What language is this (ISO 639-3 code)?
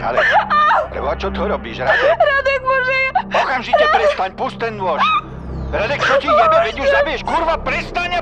slk